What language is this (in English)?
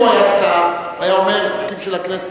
Hebrew